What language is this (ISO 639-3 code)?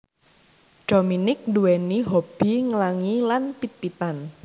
jav